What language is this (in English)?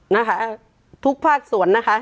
Thai